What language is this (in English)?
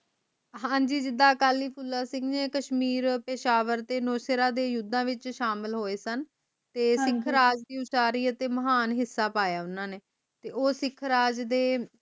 Punjabi